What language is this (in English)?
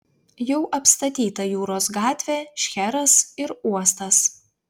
Lithuanian